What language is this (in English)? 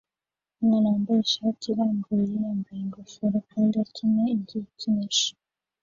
Kinyarwanda